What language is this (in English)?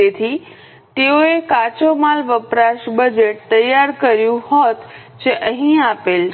Gujarati